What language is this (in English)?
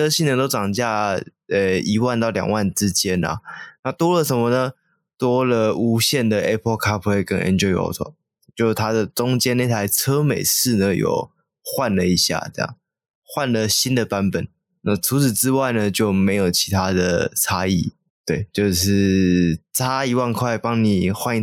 Chinese